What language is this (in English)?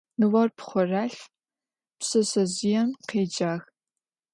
Adyghe